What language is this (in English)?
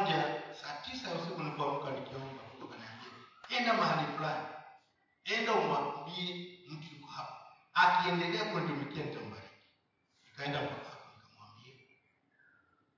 Swahili